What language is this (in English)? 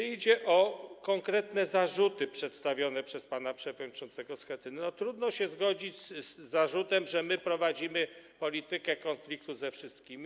Polish